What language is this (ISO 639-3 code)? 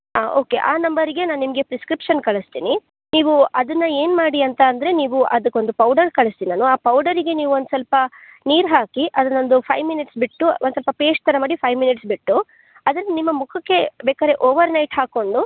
kan